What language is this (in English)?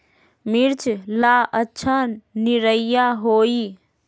Magahi